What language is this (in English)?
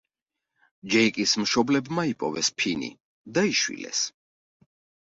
Georgian